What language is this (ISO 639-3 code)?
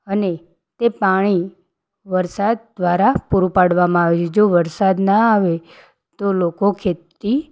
guj